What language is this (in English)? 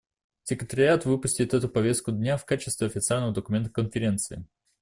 Russian